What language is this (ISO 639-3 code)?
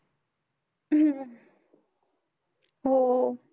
mar